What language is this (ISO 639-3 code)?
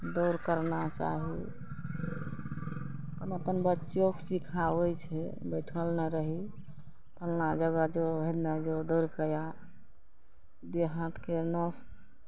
mai